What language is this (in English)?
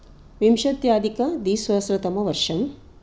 Sanskrit